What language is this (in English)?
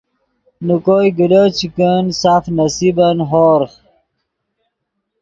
Yidgha